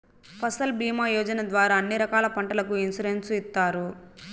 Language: Telugu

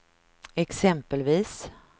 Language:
Swedish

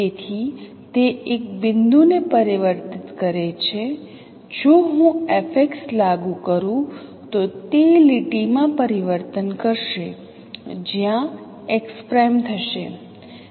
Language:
Gujarati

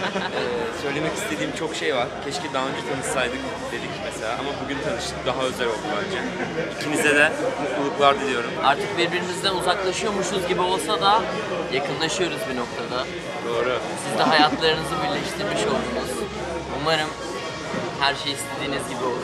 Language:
Turkish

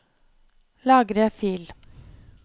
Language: Norwegian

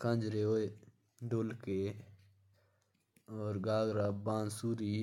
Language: Jaunsari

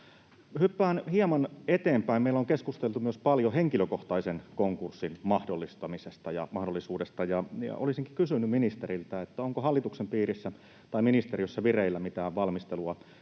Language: Finnish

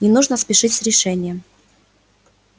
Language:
Russian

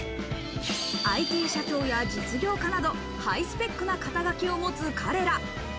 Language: Japanese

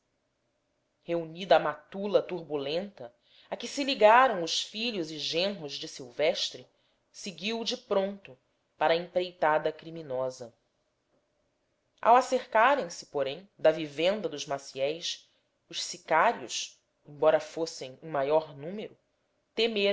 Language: Portuguese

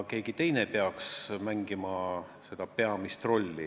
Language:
Estonian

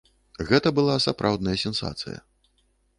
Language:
Belarusian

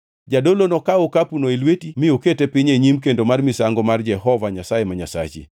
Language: Luo (Kenya and Tanzania)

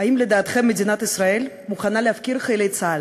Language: Hebrew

